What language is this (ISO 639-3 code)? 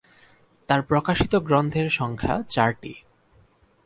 ben